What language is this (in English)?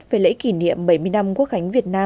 Vietnamese